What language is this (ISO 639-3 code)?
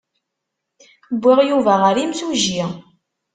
kab